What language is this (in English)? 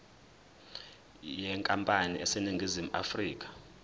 Zulu